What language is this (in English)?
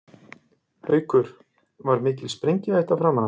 Icelandic